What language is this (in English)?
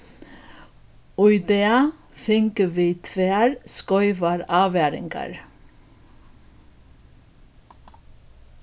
Faroese